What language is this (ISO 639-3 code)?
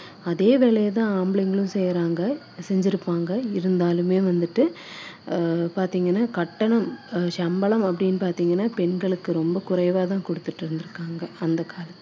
tam